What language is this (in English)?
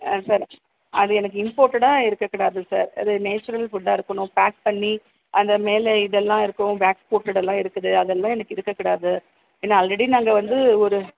Tamil